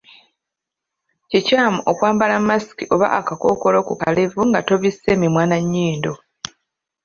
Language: Ganda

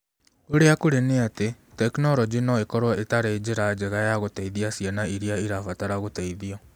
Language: Kikuyu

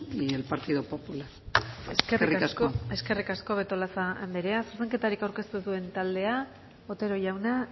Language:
Basque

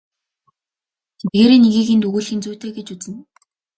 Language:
Mongolian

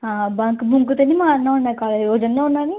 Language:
Dogri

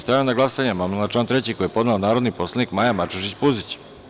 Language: Serbian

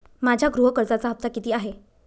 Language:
Marathi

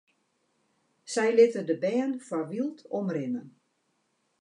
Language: Western Frisian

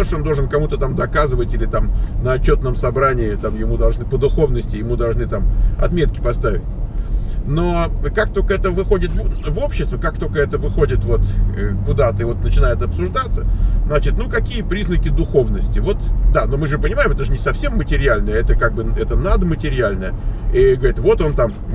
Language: Russian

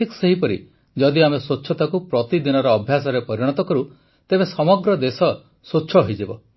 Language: Odia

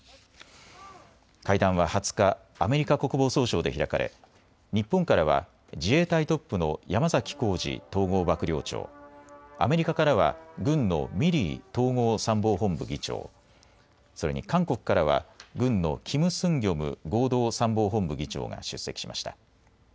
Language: Japanese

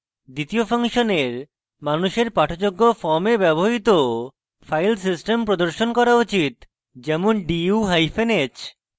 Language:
Bangla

